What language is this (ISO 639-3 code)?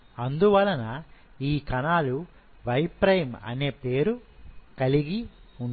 tel